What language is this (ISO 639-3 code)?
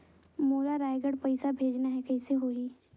hne